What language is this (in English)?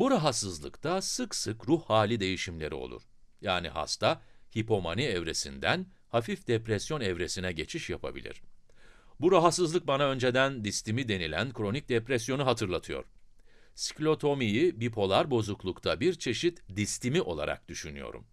Turkish